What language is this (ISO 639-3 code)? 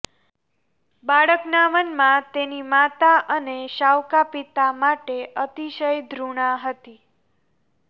guj